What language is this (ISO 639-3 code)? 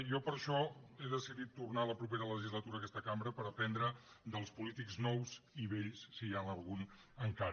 cat